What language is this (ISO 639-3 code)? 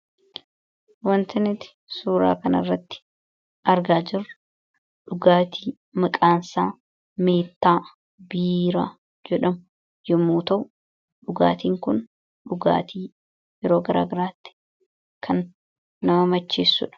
orm